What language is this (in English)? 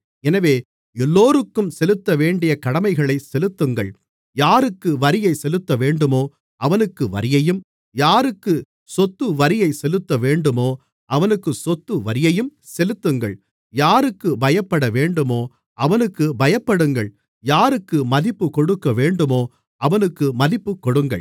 Tamil